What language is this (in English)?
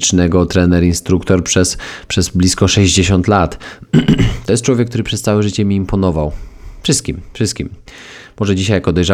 Polish